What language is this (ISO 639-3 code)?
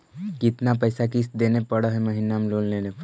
mag